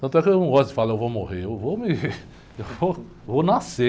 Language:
Portuguese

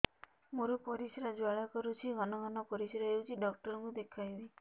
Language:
Odia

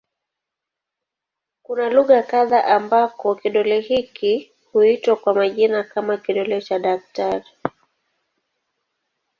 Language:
Swahili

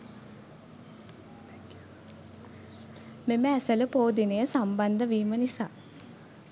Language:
Sinhala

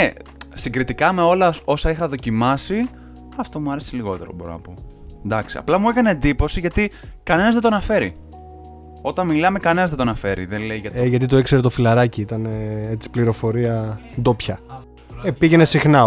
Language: Greek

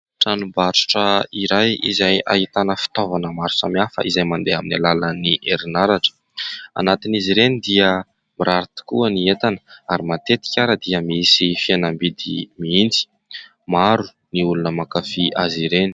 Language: Malagasy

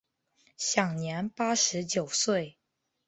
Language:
Chinese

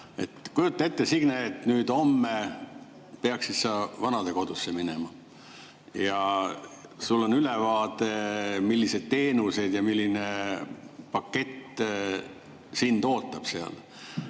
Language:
Estonian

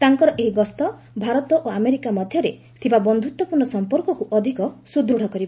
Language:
Odia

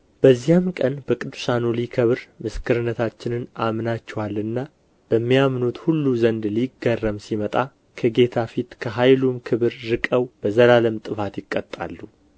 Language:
Amharic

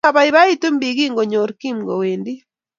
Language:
Kalenjin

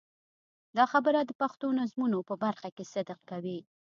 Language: Pashto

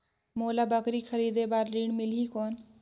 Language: Chhattisgarhi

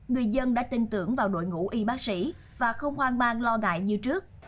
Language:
Vietnamese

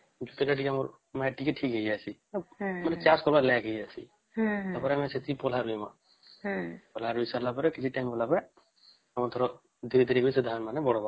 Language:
Odia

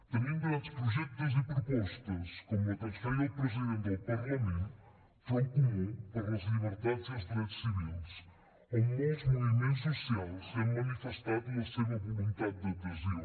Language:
Catalan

